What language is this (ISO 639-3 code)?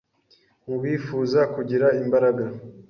kin